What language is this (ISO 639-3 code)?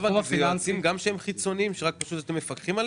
heb